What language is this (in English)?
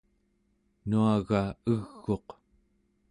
Central Yupik